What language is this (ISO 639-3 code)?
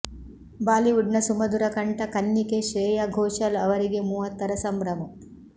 kan